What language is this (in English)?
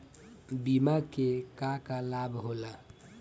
Bhojpuri